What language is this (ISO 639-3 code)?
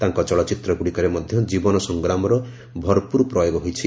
ori